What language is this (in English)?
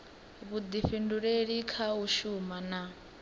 Venda